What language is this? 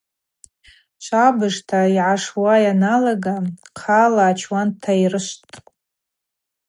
Abaza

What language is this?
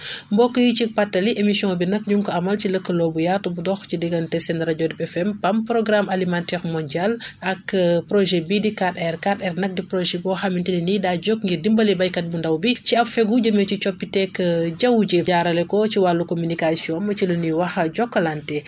Wolof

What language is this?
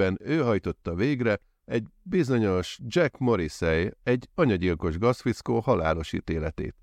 Hungarian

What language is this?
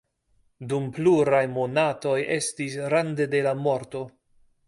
Esperanto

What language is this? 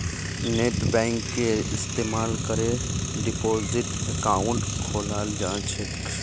Magahi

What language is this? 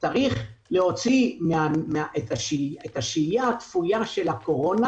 Hebrew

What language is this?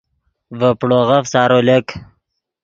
Yidgha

